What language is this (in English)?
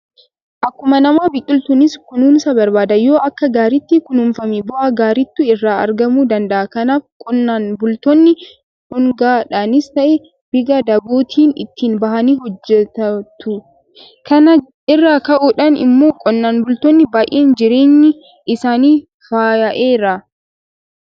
Oromo